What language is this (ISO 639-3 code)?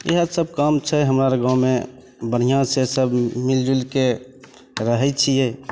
mai